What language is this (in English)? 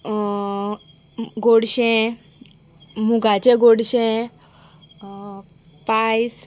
Konkani